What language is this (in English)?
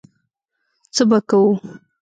Pashto